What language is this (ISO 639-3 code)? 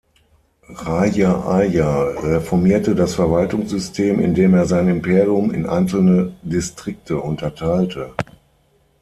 deu